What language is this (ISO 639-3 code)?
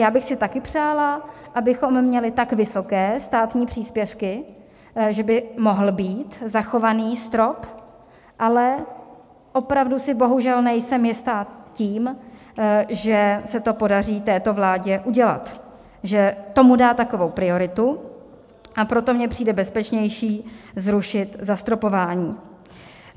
ces